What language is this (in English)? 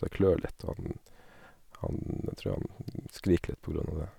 Norwegian